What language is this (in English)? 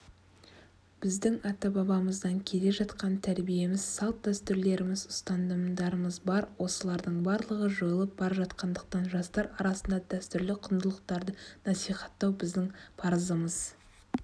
Kazakh